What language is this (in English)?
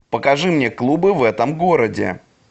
Russian